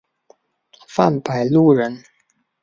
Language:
Chinese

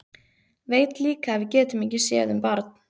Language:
Icelandic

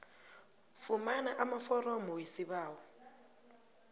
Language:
South Ndebele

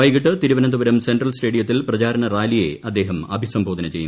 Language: Malayalam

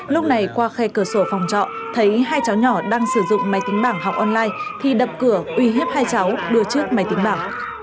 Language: Vietnamese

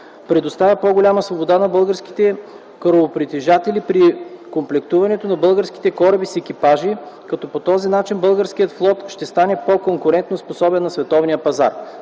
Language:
Bulgarian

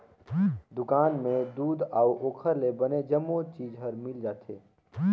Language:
Chhattisgarhi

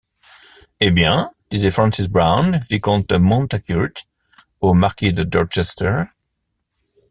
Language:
French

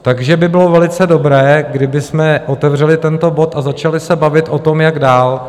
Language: Czech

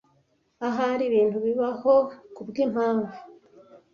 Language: Kinyarwanda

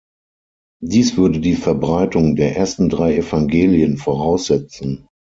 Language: German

